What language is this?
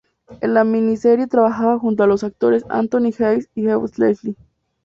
Spanish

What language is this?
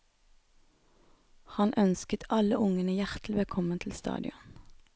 Norwegian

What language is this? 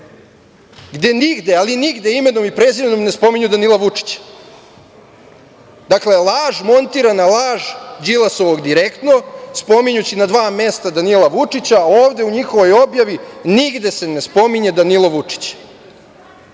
Serbian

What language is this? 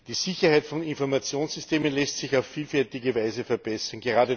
German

